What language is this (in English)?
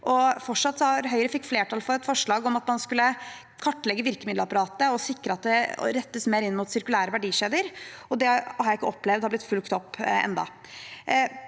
Norwegian